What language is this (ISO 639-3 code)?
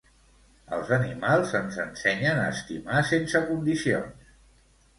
cat